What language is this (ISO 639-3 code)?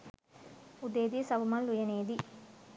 sin